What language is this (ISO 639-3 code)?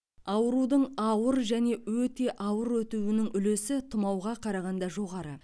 kaz